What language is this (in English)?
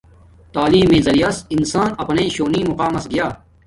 Domaaki